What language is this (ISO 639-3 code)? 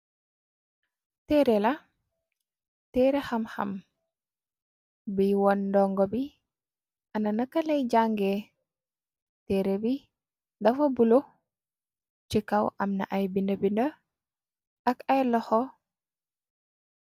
wol